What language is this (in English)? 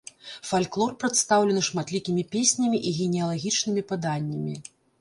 Belarusian